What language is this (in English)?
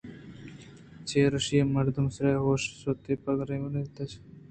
Eastern Balochi